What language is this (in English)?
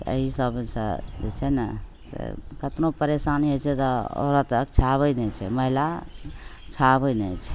Maithili